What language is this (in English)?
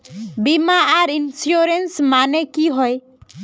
Magahi